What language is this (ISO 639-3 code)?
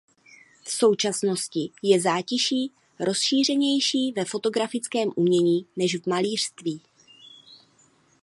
ces